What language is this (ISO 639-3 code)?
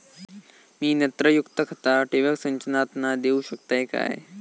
mar